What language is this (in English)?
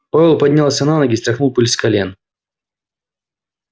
Russian